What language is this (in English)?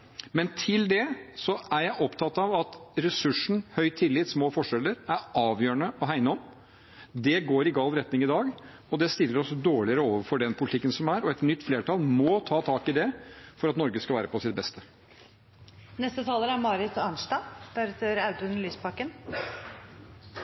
Norwegian Bokmål